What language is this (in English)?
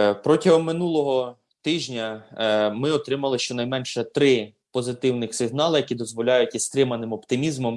Ukrainian